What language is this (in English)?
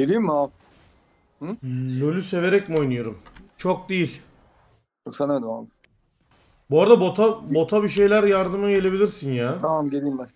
Turkish